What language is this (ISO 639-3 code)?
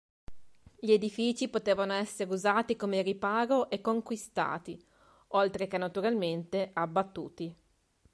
ita